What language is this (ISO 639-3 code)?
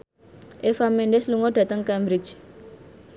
jav